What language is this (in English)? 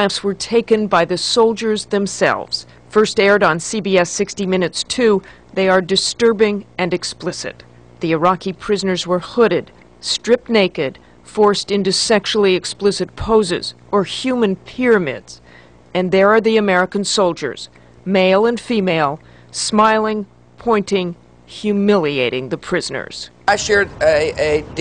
English